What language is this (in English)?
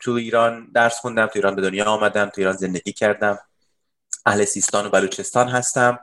Persian